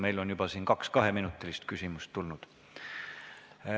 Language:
Estonian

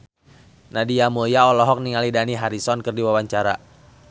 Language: Sundanese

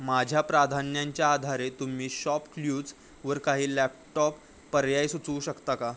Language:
Marathi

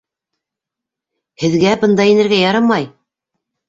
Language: Bashkir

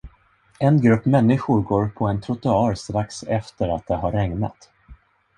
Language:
Swedish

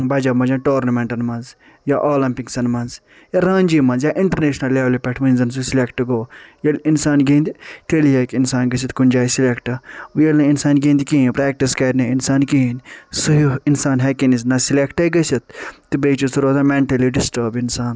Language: Kashmiri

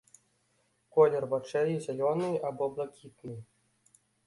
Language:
Belarusian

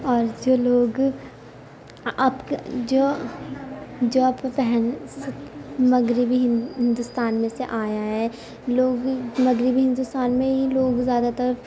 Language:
Urdu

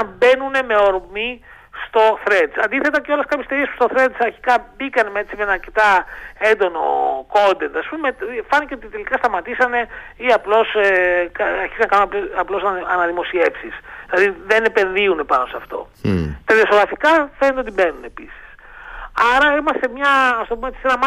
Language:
Greek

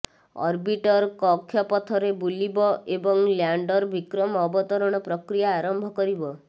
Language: Odia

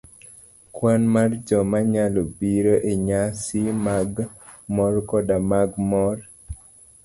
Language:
Luo (Kenya and Tanzania)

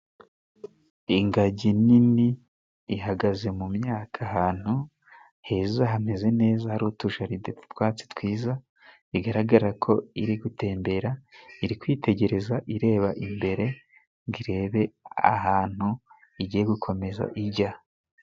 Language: Kinyarwanda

